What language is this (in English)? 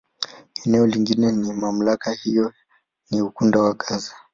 Swahili